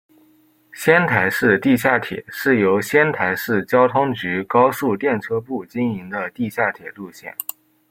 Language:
Chinese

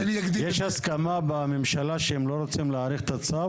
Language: Hebrew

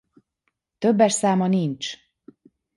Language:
Hungarian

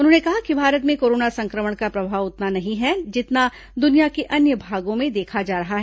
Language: Hindi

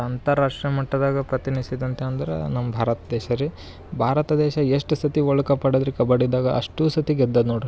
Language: Kannada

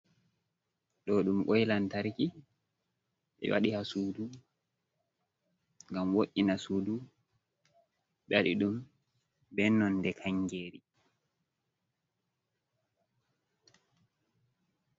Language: Fula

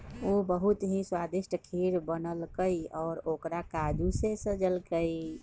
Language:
Magahi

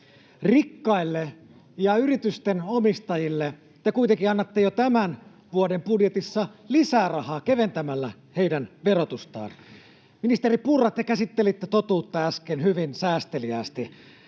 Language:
Finnish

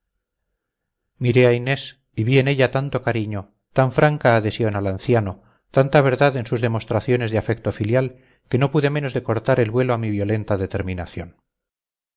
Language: Spanish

